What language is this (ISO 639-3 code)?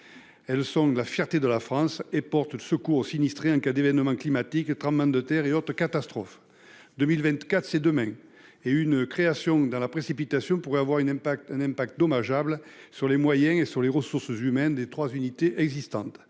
fra